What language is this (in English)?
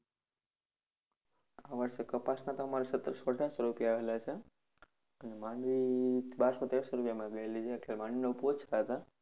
Gujarati